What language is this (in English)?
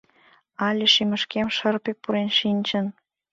Mari